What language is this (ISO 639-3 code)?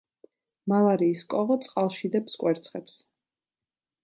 kat